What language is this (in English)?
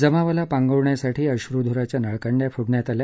Marathi